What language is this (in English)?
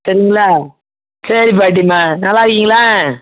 Tamil